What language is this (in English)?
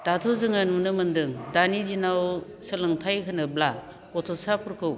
Bodo